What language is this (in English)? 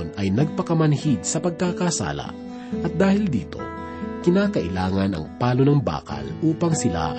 Filipino